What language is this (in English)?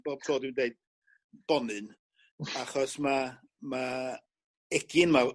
Welsh